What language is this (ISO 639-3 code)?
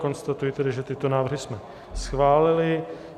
ces